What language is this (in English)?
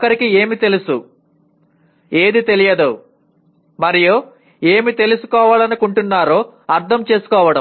Telugu